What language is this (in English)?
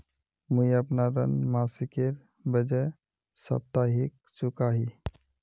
Magahi